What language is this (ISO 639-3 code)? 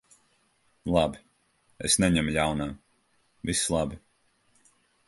lav